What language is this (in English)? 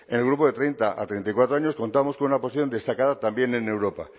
Spanish